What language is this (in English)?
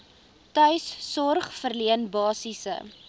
Afrikaans